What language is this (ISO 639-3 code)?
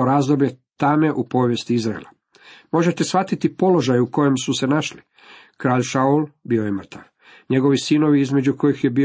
hrv